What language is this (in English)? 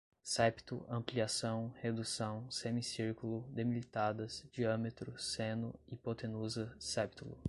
Portuguese